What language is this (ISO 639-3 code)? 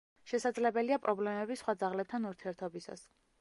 kat